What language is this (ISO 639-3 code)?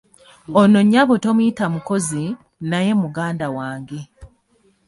lug